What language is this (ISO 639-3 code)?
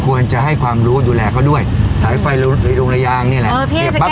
tha